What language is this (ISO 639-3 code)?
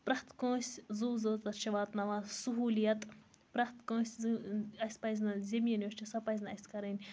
kas